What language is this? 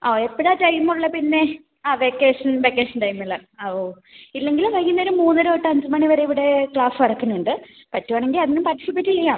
Malayalam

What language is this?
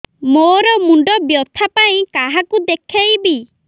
Odia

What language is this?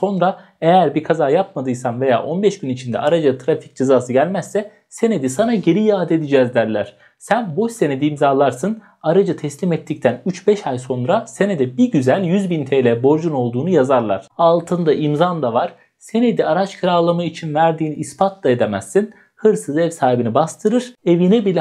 Turkish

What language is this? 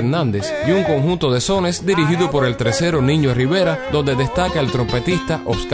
Spanish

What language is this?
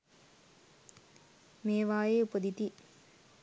Sinhala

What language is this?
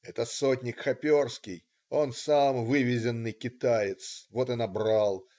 Russian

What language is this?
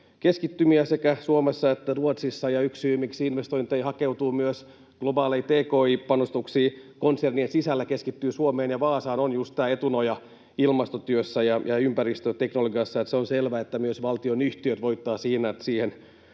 Finnish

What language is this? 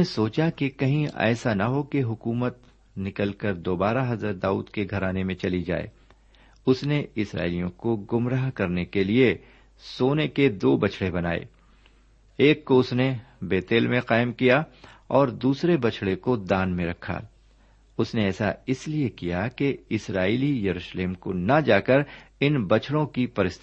Urdu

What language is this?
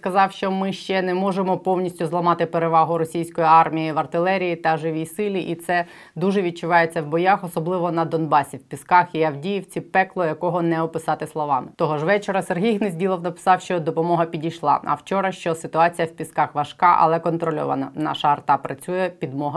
Ukrainian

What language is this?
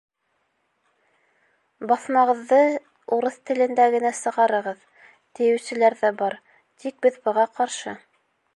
Bashkir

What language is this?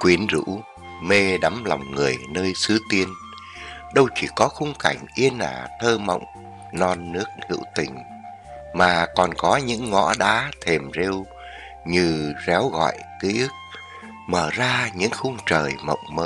Vietnamese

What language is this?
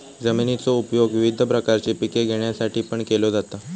Marathi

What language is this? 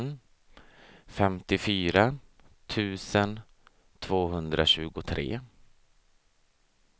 Swedish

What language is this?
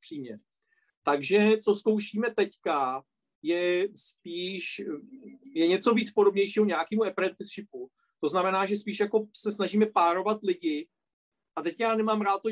Czech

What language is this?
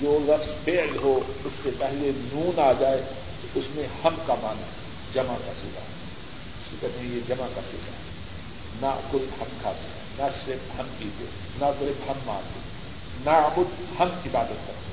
Urdu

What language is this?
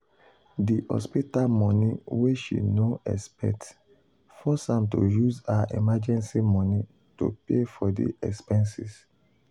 Nigerian Pidgin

